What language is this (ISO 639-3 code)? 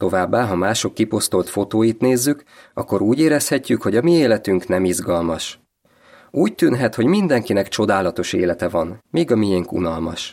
hun